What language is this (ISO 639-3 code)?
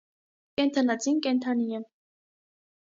hye